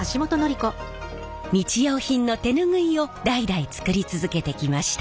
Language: Japanese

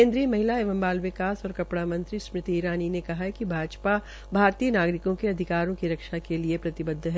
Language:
Hindi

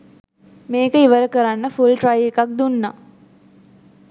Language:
Sinhala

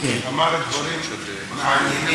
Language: Hebrew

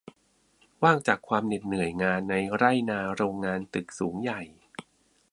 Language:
Thai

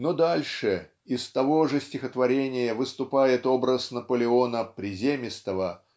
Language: Russian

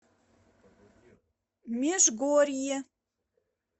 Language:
Russian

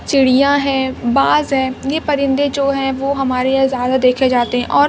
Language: Urdu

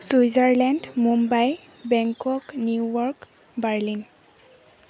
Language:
Assamese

